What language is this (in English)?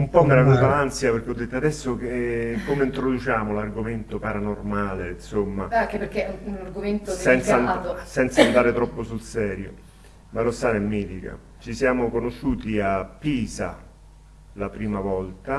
Italian